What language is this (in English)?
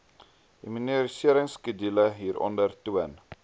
Afrikaans